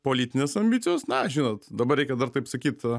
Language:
Lithuanian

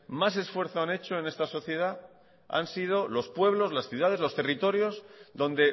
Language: Spanish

